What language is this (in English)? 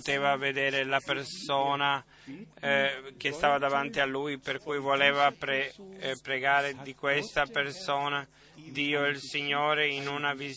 Italian